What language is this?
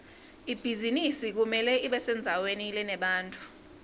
Swati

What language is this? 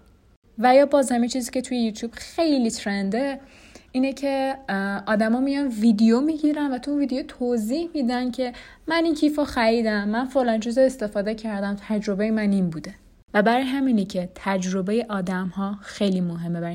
Persian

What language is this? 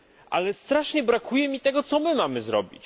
Polish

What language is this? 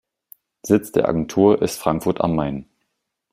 German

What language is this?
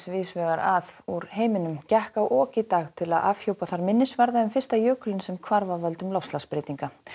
Icelandic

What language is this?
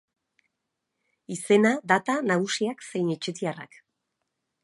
Basque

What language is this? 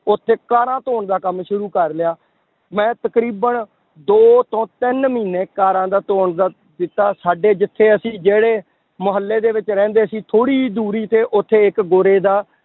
Punjabi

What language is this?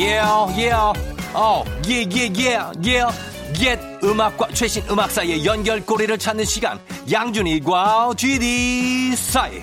Korean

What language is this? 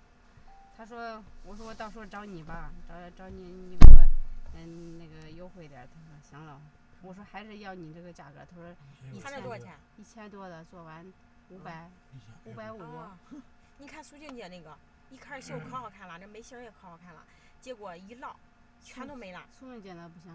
Chinese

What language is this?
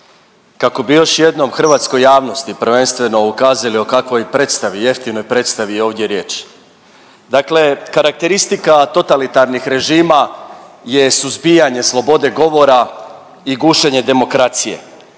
Croatian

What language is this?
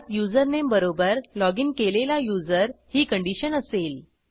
Marathi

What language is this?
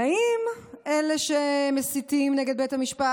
Hebrew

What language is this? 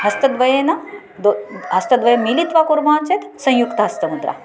Sanskrit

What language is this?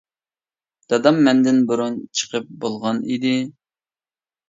Uyghur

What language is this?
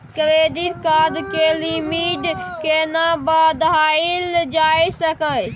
Maithili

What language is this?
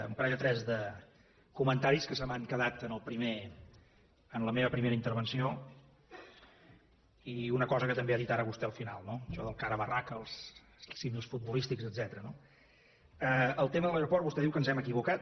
Catalan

